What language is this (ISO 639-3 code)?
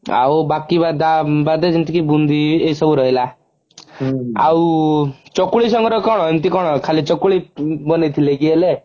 ori